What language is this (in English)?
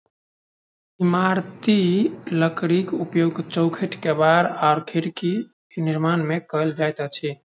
Maithili